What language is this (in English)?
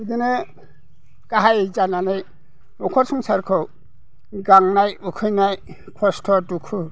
Bodo